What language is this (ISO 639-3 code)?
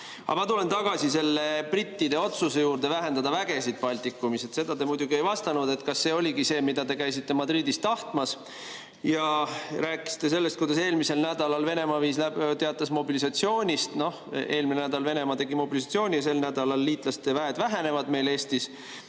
est